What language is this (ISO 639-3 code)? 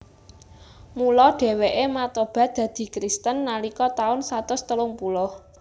jav